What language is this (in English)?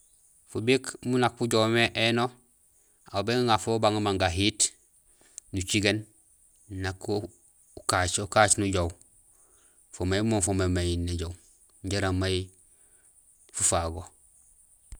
Gusilay